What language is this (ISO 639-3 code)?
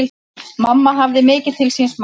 isl